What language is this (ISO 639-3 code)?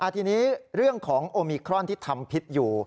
tha